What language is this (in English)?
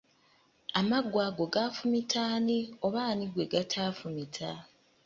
Ganda